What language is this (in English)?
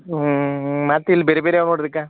Kannada